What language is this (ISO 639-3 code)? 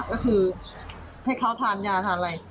tha